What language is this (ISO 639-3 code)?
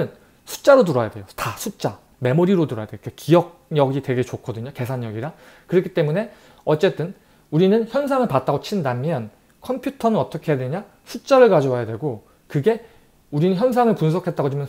kor